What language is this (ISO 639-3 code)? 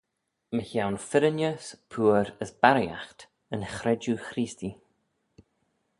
glv